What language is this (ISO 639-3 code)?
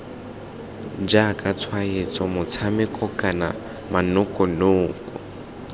tsn